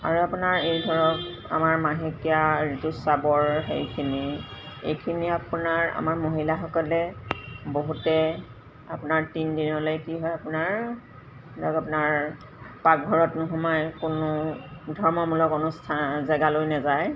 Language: Assamese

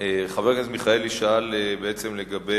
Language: Hebrew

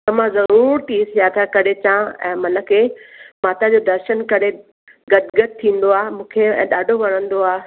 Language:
Sindhi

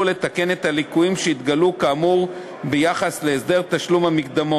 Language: Hebrew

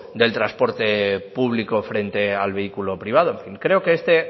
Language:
Spanish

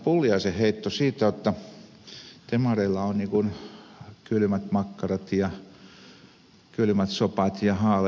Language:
Finnish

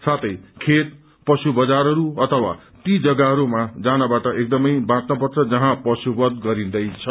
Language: Nepali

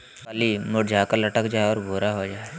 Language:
Magahi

